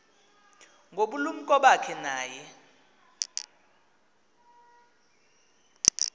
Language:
Xhosa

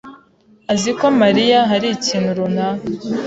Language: Kinyarwanda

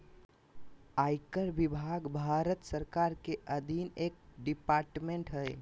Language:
Magahi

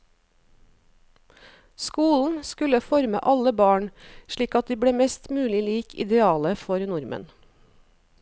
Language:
Norwegian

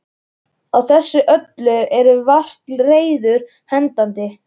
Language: Icelandic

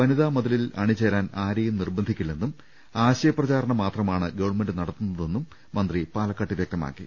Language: Malayalam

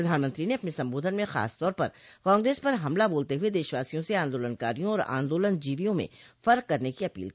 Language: Hindi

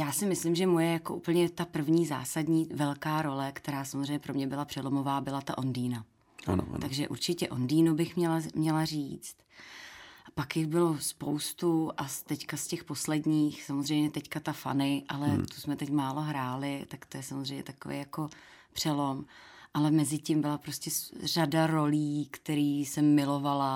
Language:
Czech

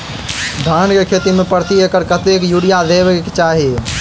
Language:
Maithili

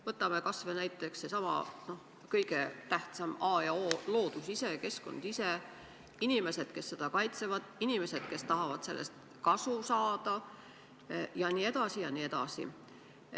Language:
Estonian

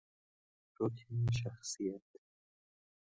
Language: Persian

